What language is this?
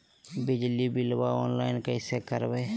Magahi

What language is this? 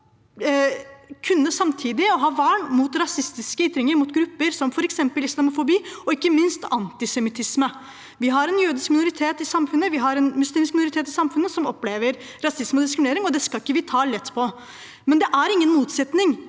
Norwegian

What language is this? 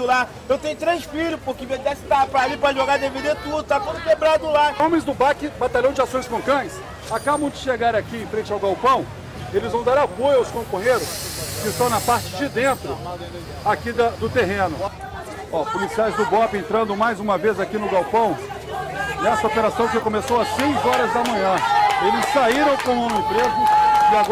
Portuguese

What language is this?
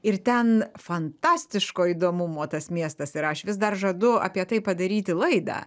Lithuanian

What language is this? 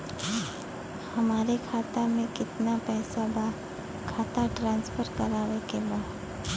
Bhojpuri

